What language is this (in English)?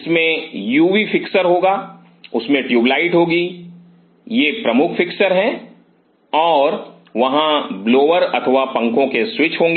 Hindi